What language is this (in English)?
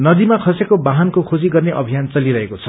Nepali